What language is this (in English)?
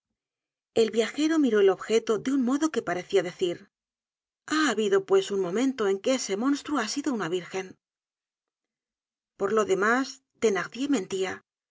Spanish